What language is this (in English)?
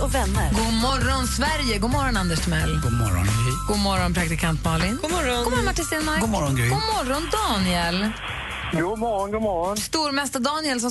Swedish